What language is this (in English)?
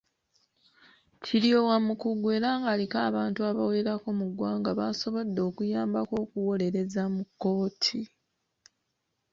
Ganda